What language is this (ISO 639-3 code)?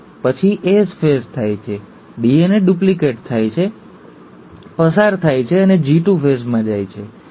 guj